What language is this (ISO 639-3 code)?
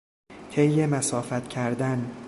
fas